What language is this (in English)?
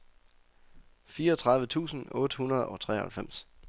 Danish